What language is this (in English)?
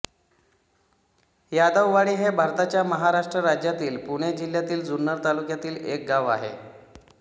Marathi